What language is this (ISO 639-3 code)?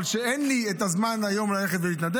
heb